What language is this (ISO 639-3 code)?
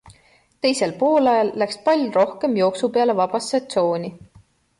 est